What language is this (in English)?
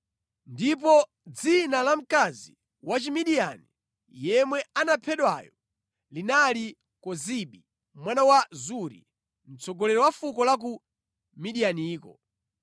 Nyanja